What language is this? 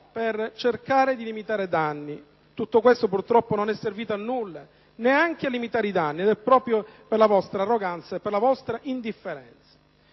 Italian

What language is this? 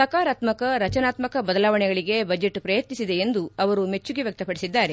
Kannada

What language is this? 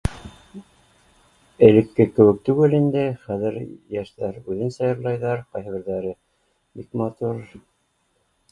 Bashkir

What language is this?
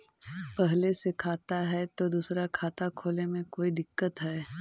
Magahi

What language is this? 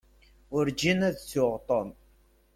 Kabyle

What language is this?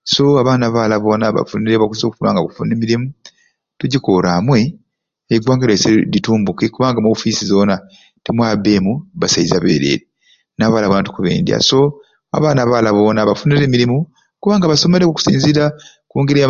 Ruuli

